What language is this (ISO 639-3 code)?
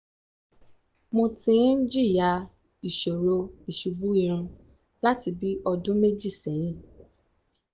yor